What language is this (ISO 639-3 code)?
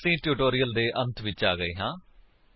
pan